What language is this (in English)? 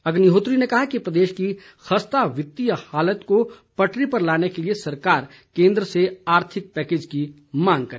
Hindi